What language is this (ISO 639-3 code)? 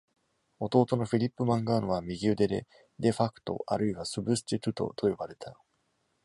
jpn